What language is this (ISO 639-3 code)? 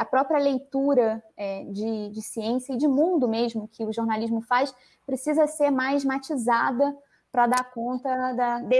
por